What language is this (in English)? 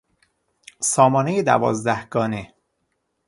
Persian